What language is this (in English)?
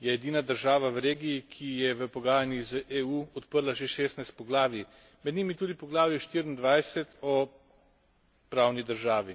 Slovenian